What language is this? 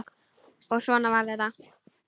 Icelandic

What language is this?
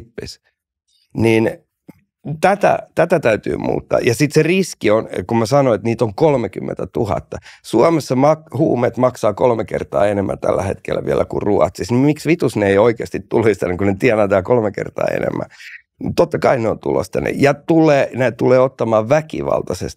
Finnish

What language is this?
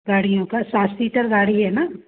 Hindi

